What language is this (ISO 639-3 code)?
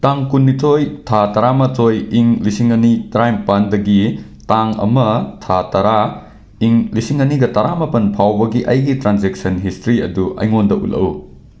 mni